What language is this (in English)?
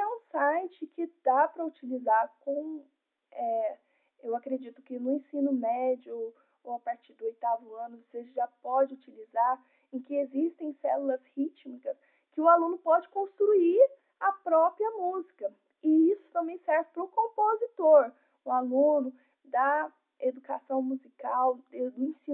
Portuguese